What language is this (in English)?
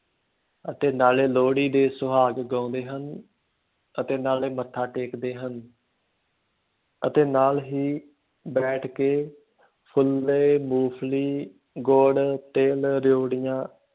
Punjabi